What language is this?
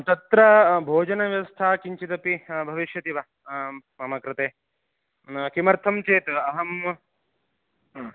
Sanskrit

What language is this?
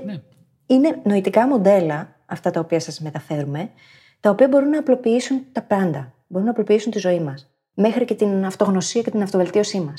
Greek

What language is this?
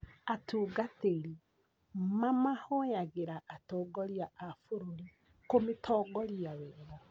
Kikuyu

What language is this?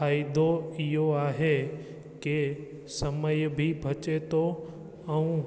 Sindhi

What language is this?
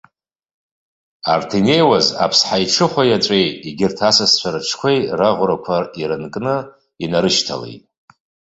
Abkhazian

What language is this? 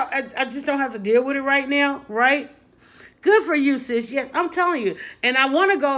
English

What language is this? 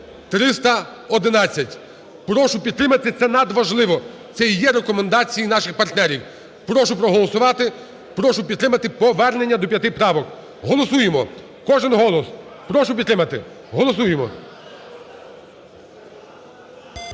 Ukrainian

